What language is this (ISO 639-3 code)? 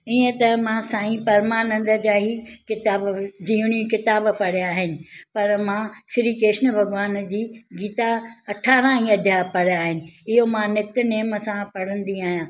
snd